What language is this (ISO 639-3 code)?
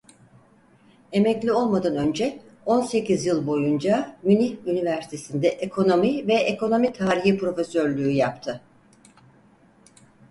tur